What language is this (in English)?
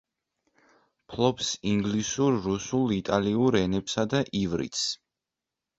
Georgian